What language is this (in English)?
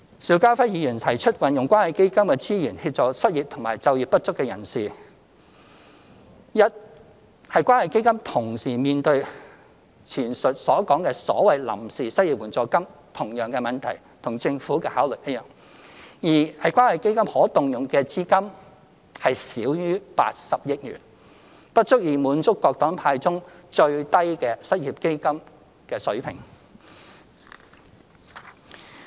Cantonese